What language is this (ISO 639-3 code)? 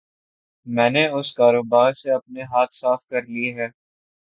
urd